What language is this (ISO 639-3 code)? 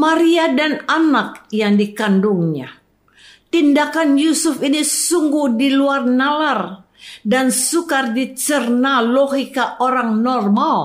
ind